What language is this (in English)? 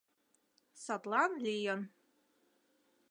Mari